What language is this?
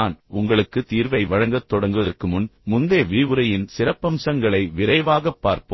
Tamil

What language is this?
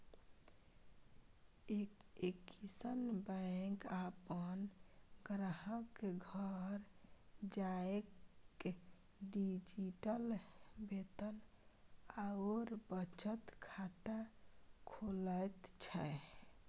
Maithili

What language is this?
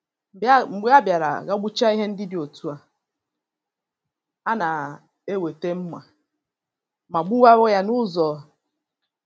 Igbo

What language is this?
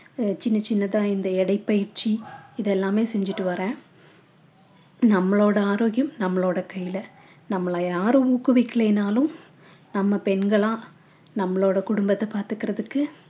Tamil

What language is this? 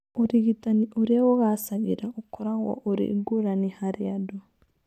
Kikuyu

